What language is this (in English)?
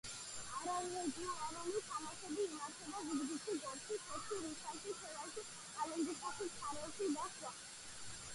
Georgian